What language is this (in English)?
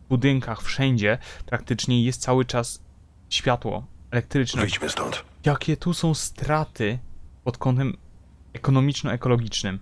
Polish